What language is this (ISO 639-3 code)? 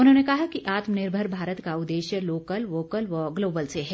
hin